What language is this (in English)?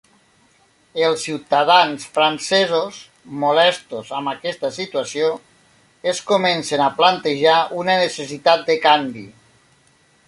Catalan